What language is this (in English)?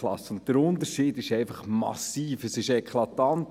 Swiss German